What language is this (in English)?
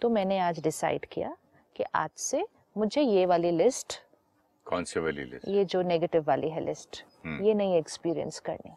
Hindi